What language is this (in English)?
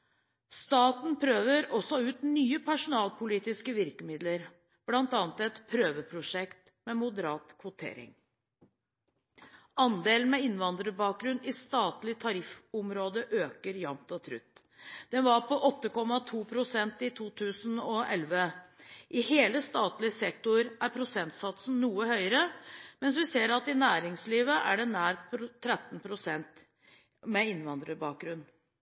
Norwegian Bokmål